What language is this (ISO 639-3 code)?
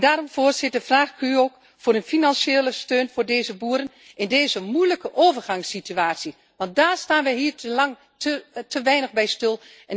nld